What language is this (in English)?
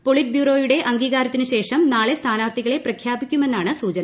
Malayalam